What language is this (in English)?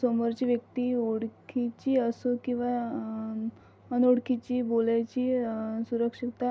Marathi